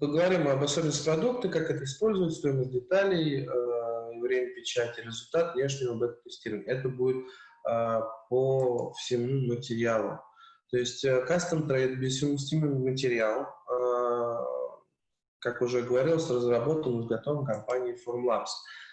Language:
Russian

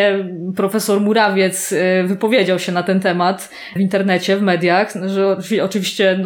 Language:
Polish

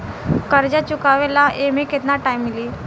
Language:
Bhojpuri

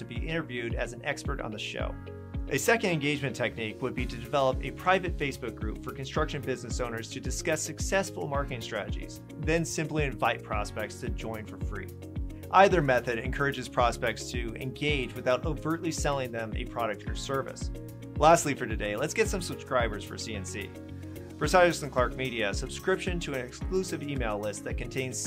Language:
English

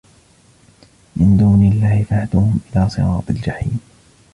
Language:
Arabic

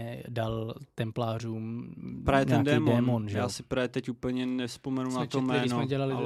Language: Czech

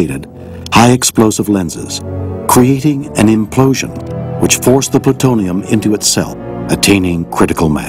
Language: English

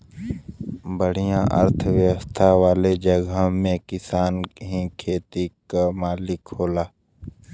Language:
Bhojpuri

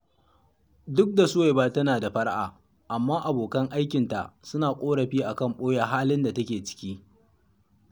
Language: Hausa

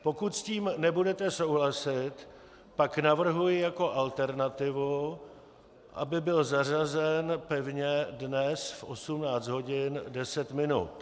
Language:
Czech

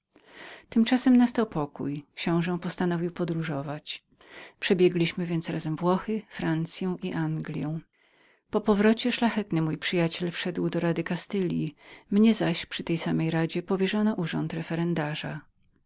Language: Polish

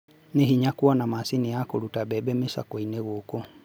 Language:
Kikuyu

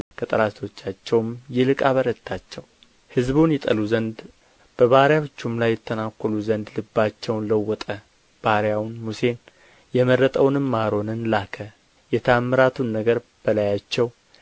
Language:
Amharic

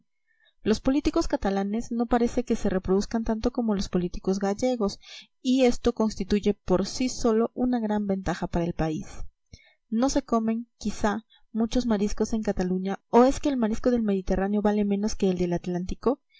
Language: Spanish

